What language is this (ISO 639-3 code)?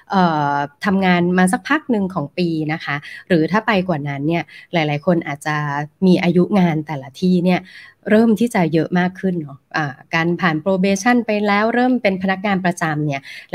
tha